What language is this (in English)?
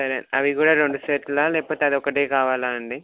Telugu